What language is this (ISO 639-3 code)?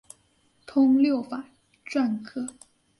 zho